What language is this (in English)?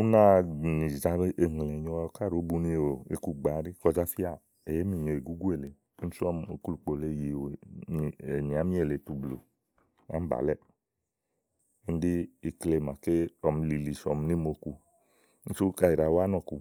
Igo